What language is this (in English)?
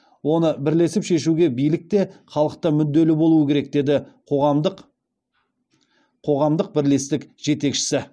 Kazakh